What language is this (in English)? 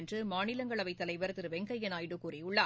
Tamil